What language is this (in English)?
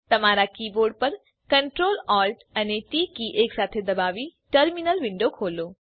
Gujarati